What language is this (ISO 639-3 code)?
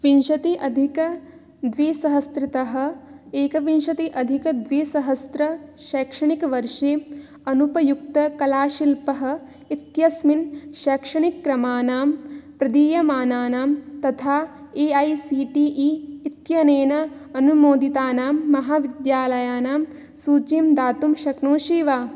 san